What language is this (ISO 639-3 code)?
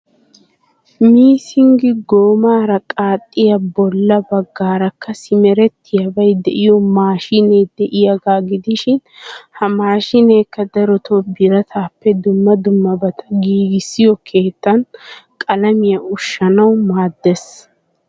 wal